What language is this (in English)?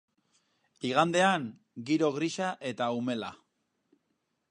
Basque